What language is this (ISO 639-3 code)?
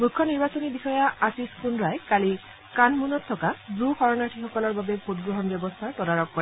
asm